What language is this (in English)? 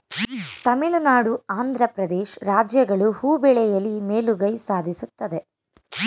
Kannada